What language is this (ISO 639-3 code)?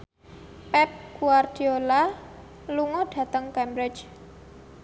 jav